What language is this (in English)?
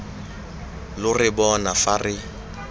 Tswana